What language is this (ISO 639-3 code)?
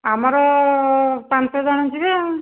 ori